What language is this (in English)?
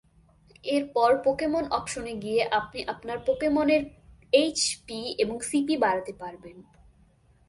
Bangla